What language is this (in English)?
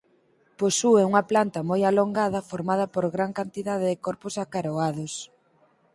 Galician